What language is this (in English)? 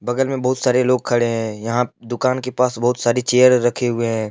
Hindi